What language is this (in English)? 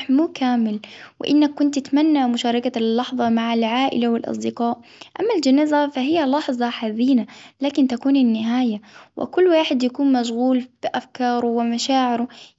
Hijazi Arabic